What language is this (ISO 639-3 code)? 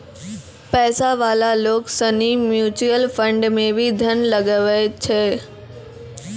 mai